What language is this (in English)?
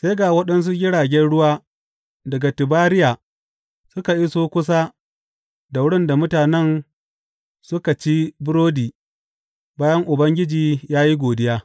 Hausa